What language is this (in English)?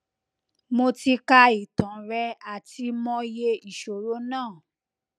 Yoruba